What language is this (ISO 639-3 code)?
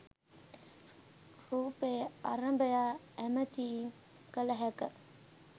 sin